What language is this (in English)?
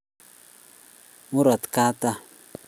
Kalenjin